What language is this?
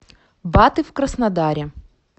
Russian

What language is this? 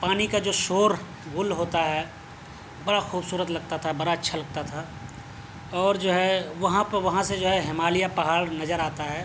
Urdu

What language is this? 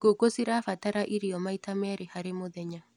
Kikuyu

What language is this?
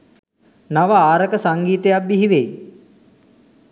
Sinhala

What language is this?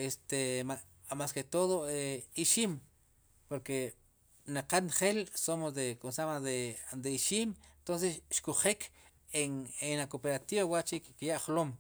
Sipacapense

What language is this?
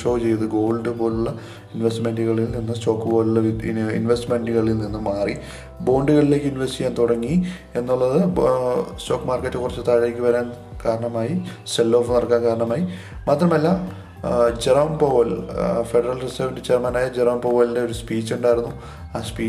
Malayalam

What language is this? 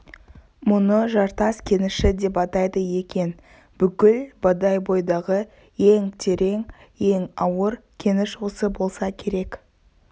Kazakh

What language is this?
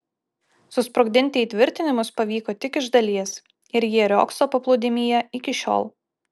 Lithuanian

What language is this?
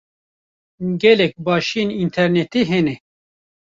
Kurdish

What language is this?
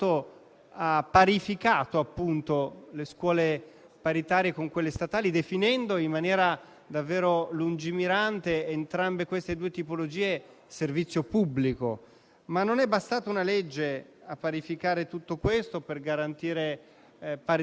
Italian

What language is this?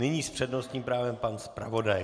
Czech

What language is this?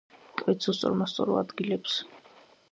Georgian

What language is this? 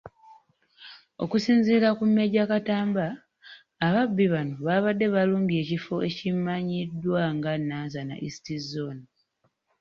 Ganda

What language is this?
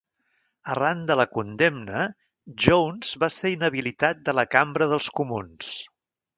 Catalan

